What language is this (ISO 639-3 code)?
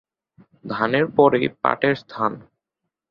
ben